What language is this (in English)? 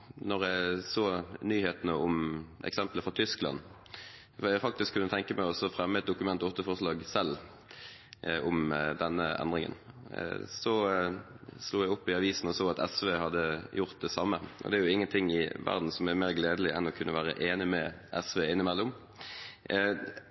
Norwegian Bokmål